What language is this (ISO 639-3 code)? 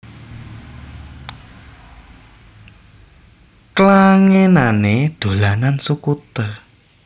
jav